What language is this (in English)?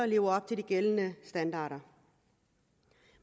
Danish